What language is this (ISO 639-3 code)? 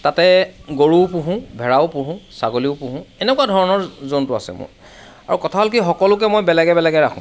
asm